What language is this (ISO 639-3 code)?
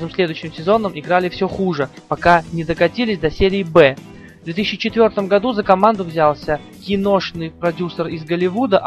rus